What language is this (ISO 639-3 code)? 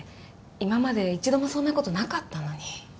jpn